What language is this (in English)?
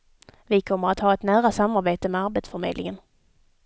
Swedish